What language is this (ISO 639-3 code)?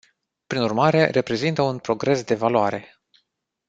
ron